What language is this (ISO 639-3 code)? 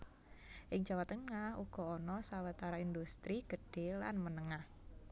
jav